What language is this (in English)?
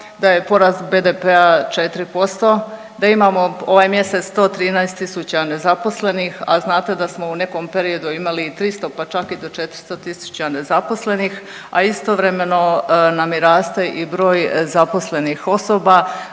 Croatian